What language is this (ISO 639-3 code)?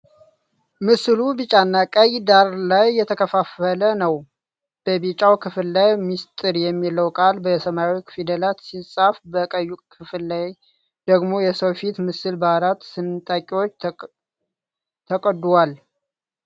amh